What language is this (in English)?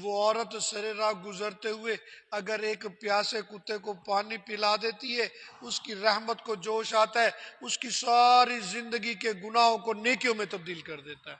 Urdu